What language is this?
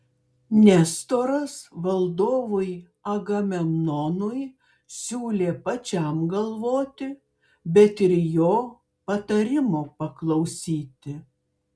Lithuanian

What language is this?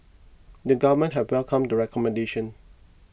English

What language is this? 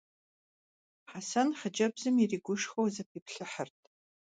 Kabardian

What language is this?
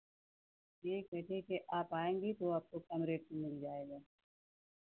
Hindi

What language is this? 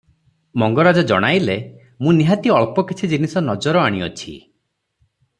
Odia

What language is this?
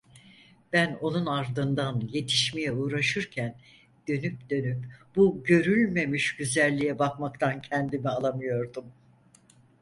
Turkish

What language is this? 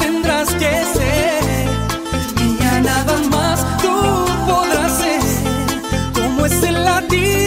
Romanian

